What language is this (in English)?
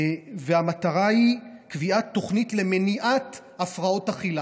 Hebrew